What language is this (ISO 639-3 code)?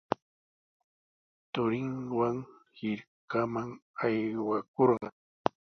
qws